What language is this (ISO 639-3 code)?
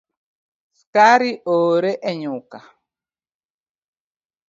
luo